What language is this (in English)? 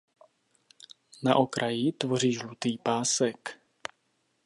Czech